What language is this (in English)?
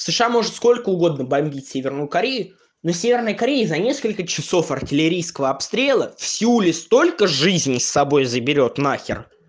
Russian